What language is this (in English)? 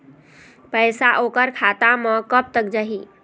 Chhattisgarhi